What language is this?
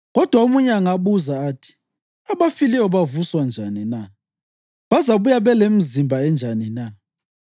North Ndebele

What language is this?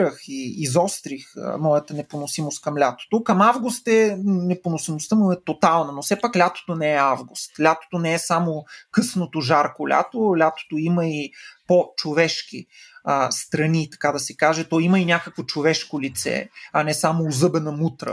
Bulgarian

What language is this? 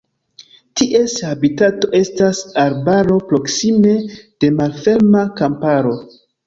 Esperanto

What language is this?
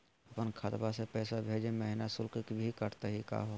Magahi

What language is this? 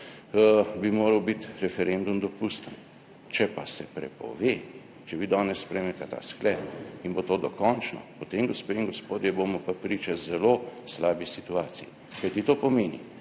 Slovenian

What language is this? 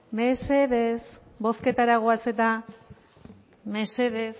Basque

